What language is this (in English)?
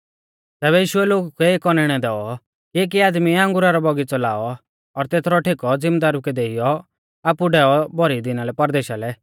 Mahasu Pahari